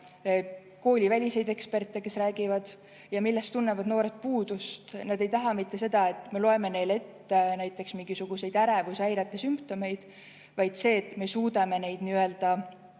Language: Estonian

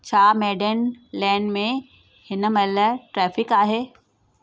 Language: Sindhi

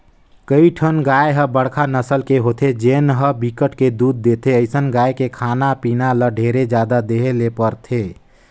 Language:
Chhattisgarhi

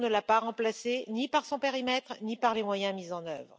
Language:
French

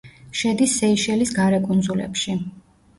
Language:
Georgian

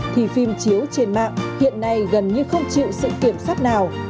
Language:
Vietnamese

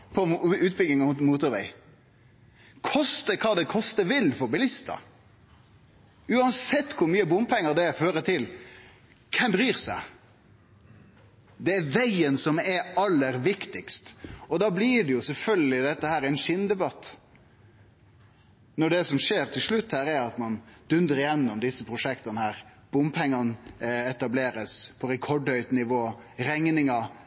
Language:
Norwegian Nynorsk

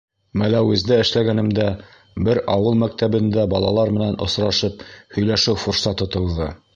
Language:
Bashkir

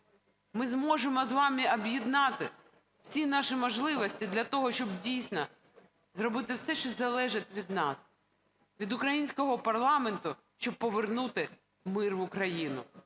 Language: Ukrainian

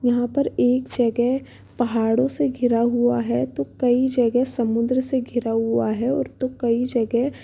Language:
Hindi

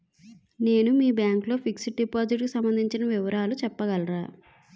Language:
Telugu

